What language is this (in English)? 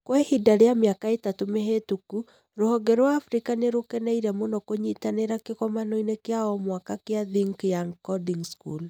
Kikuyu